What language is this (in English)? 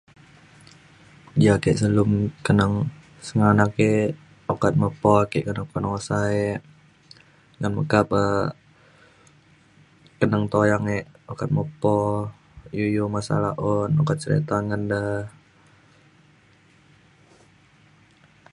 Mainstream Kenyah